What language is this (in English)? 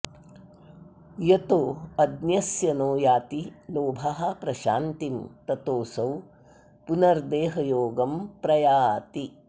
Sanskrit